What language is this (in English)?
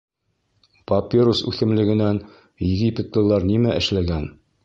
Bashkir